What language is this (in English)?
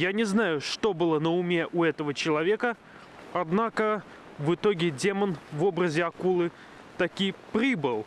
Russian